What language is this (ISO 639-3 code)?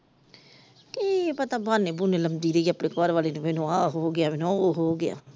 pan